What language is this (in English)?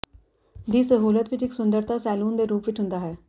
Punjabi